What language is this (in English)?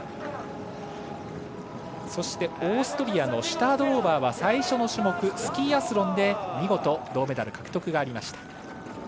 Japanese